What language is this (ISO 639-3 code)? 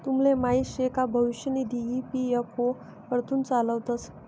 mar